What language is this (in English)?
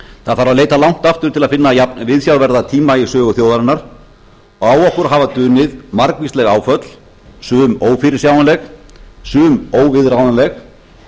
Icelandic